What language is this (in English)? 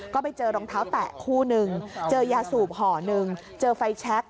Thai